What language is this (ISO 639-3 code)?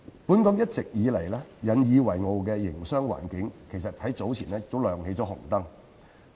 yue